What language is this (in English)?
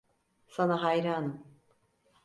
Turkish